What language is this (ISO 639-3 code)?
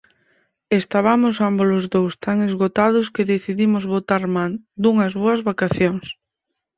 glg